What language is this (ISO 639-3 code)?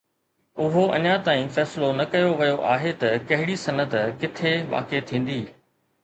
snd